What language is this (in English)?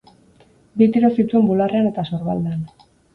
Basque